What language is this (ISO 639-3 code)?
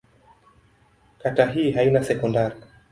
swa